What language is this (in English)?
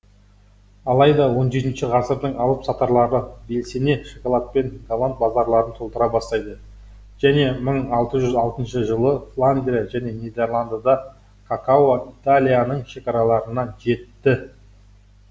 Kazakh